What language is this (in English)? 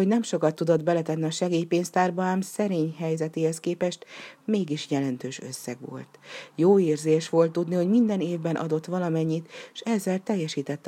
Hungarian